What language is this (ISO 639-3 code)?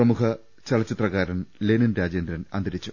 mal